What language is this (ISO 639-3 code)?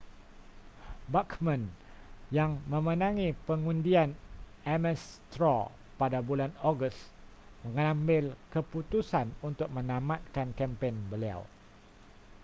msa